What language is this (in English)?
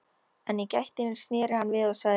Icelandic